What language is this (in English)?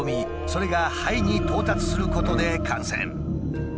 Japanese